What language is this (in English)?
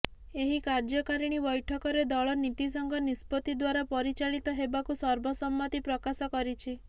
Odia